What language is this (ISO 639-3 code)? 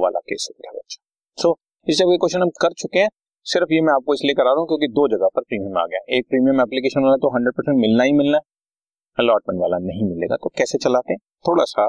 hin